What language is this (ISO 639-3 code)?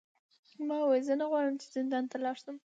pus